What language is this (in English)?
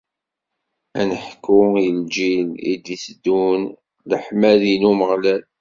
Kabyle